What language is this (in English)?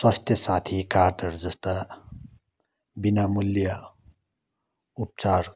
Nepali